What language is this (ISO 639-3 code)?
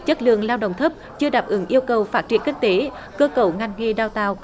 vie